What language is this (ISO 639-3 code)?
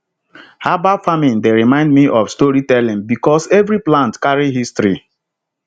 pcm